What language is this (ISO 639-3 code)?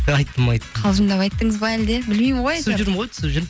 kaz